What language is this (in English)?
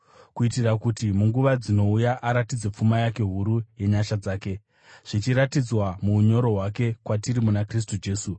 Shona